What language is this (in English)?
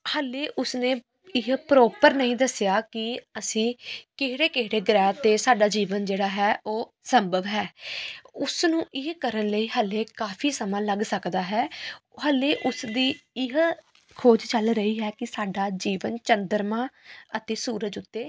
Punjabi